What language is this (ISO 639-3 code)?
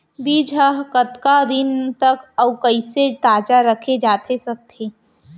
hne